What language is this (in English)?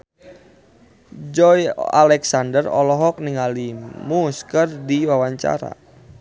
Sundanese